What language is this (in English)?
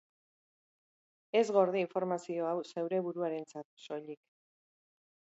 Basque